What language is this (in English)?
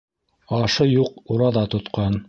Bashkir